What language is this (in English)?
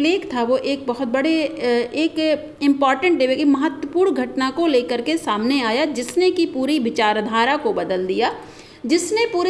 Hindi